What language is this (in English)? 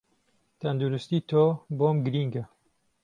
Central Kurdish